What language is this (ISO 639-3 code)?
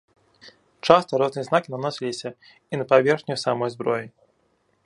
bel